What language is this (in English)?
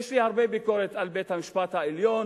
Hebrew